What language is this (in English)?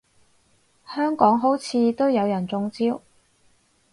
Cantonese